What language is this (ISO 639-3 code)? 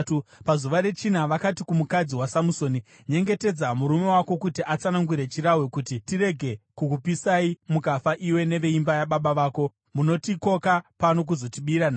sna